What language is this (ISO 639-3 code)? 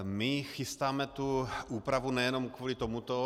ces